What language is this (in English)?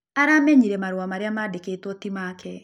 Kikuyu